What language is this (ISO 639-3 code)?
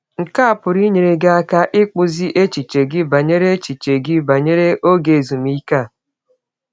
ibo